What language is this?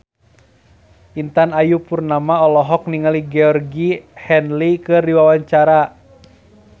Sundanese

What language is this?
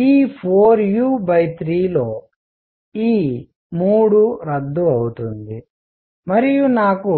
Telugu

